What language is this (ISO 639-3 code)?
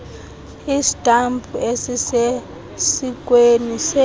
xho